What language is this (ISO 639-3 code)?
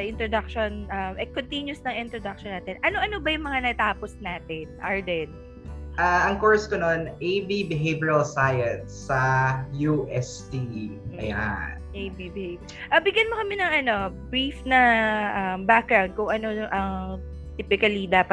fil